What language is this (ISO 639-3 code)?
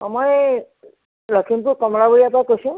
asm